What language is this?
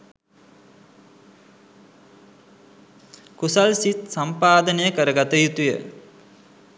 Sinhala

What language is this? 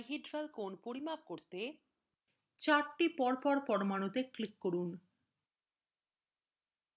Bangla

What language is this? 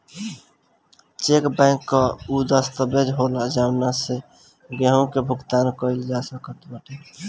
Bhojpuri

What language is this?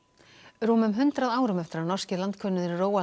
Icelandic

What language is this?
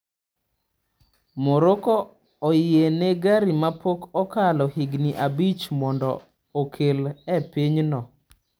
Luo (Kenya and Tanzania)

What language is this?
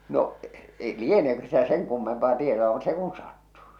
Finnish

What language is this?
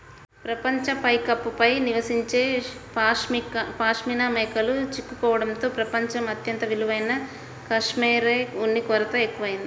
Telugu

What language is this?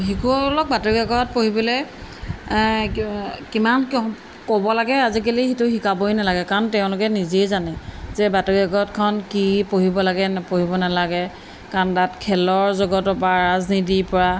Assamese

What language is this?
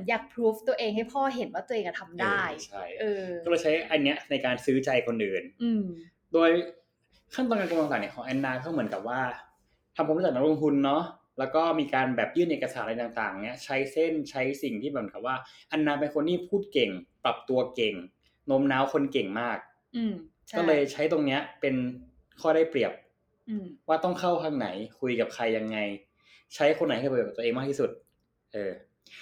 Thai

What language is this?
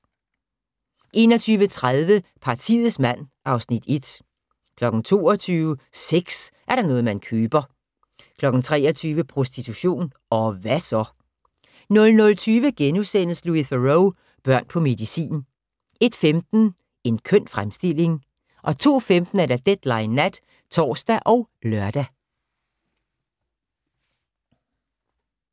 Danish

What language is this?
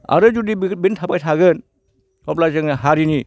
Bodo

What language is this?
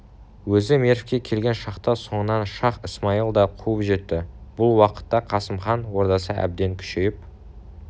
Kazakh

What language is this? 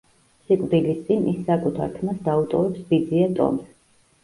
Georgian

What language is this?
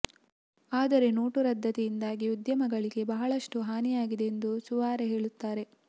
Kannada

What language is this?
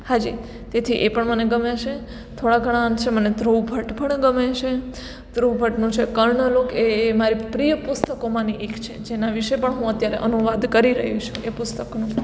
Gujarati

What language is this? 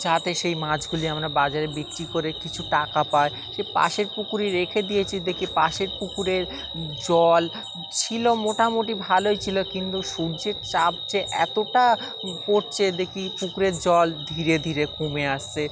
Bangla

